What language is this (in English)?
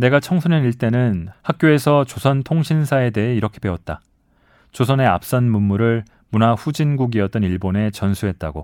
Korean